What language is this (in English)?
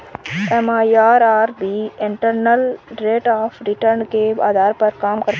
Hindi